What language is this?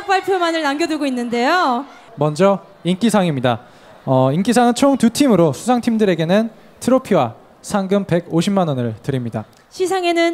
Korean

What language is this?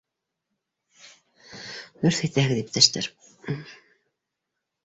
Bashkir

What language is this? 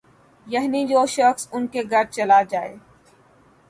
Urdu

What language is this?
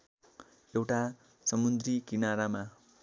Nepali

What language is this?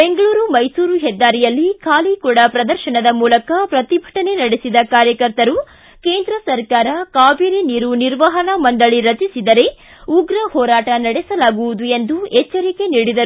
Kannada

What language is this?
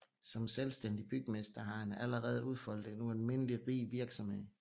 Danish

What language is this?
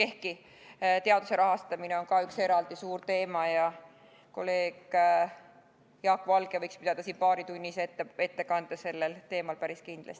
Estonian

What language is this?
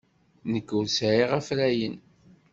Kabyle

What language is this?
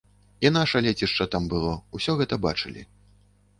Belarusian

